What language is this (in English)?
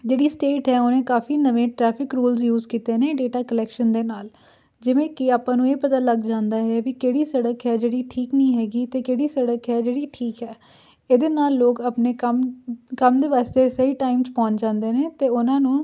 Punjabi